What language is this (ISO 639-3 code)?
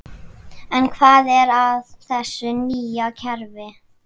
isl